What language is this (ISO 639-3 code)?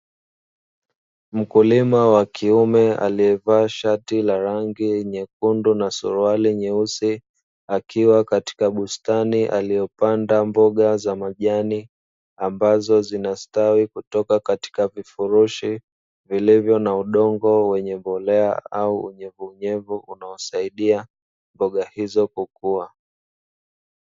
swa